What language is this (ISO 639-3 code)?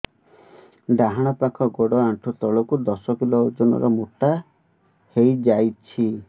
ori